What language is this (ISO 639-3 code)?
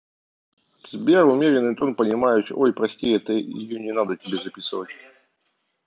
rus